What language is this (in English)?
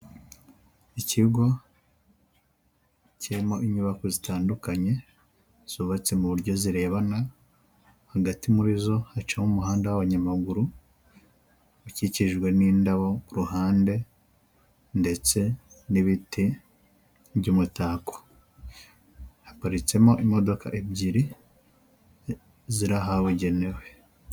Kinyarwanda